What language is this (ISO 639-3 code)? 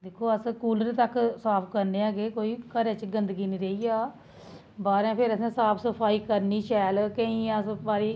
doi